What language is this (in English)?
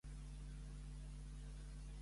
Catalan